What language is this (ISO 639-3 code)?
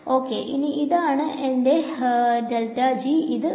mal